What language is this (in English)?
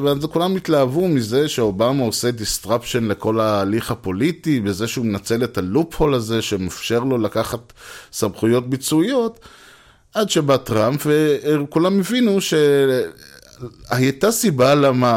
Hebrew